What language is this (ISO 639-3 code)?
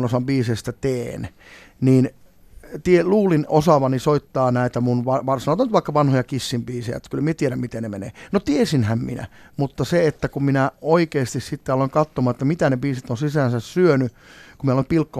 fin